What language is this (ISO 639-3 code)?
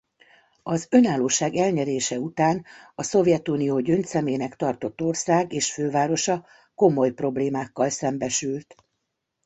hun